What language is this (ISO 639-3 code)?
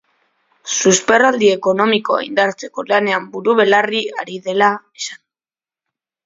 eus